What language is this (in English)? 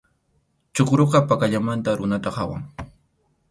Arequipa-La Unión Quechua